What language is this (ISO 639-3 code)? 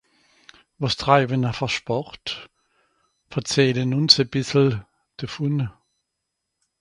gsw